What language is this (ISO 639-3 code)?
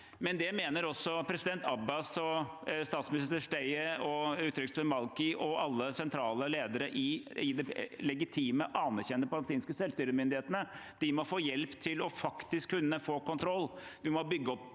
nor